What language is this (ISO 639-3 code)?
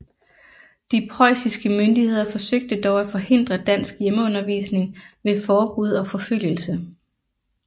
dan